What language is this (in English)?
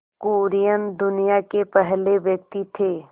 Hindi